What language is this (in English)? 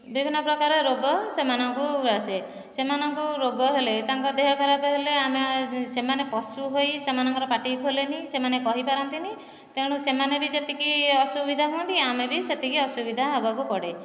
Odia